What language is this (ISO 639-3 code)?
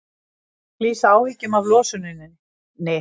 isl